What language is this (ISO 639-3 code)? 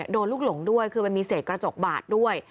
tha